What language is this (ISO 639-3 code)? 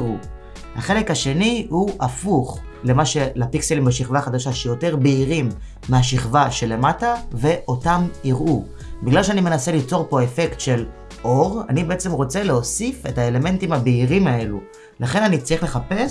heb